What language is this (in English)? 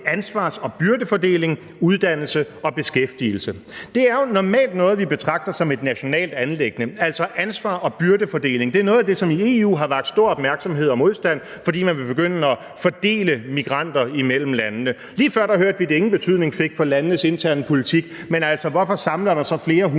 Danish